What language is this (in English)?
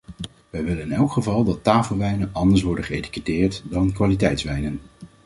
Dutch